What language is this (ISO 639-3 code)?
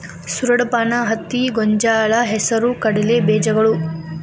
kan